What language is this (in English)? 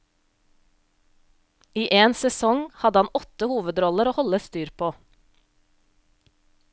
Norwegian